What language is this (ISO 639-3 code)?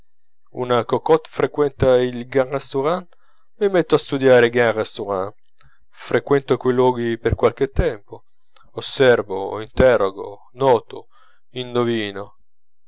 ita